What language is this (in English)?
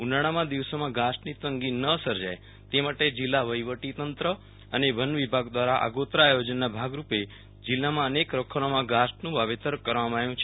Gujarati